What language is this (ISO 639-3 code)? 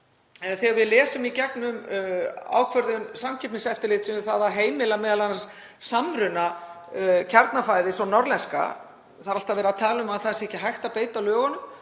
isl